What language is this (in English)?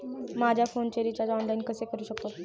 Marathi